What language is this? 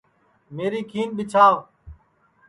Sansi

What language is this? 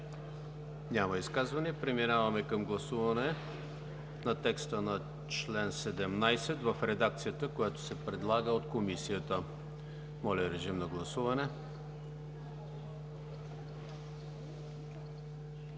Bulgarian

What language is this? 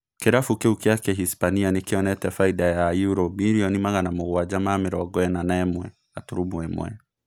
Kikuyu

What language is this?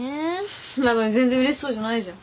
Japanese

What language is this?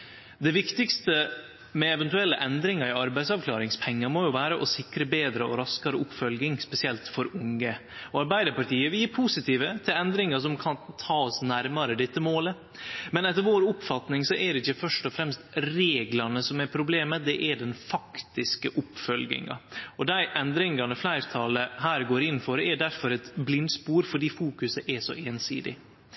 Norwegian Nynorsk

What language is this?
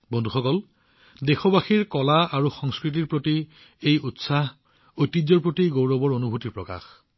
Assamese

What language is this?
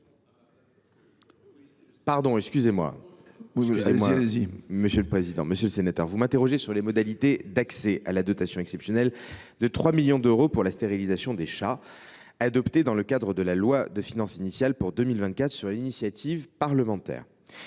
French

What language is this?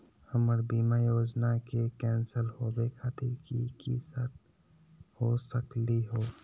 Magahi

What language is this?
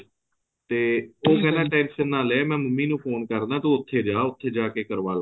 Punjabi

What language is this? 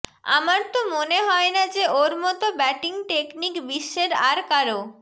Bangla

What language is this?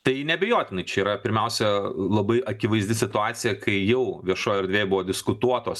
Lithuanian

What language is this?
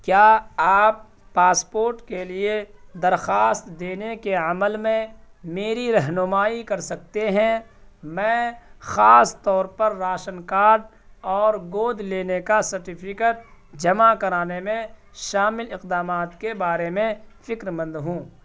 Urdu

